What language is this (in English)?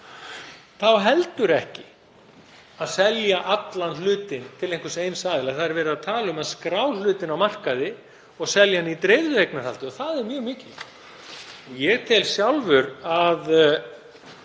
Icelandic